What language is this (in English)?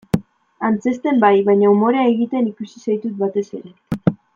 Basque